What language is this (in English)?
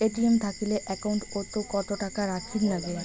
Bangla